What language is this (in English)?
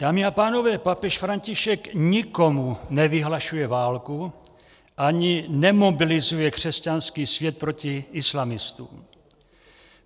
Czech